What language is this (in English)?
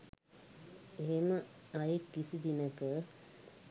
Sinhala